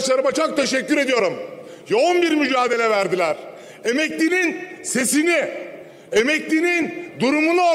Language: Turkish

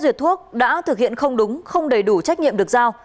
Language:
Vietnamese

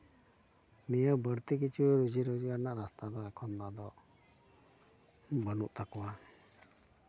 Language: Santali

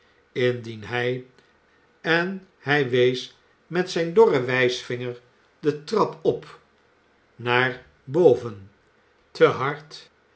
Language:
Dutch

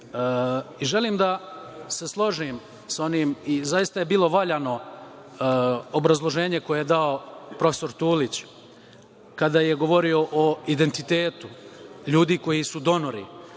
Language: Serbian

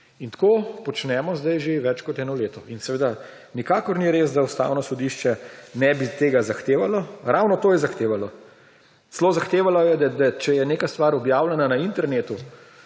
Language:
Slovenian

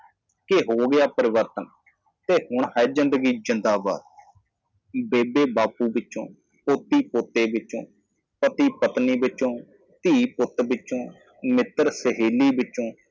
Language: Punjabi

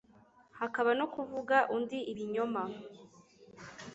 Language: Kinyarwanda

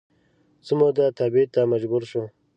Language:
Pashto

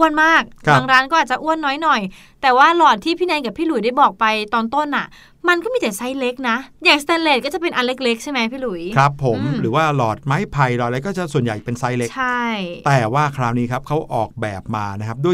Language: Thai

